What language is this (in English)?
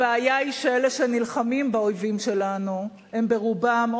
Hebrew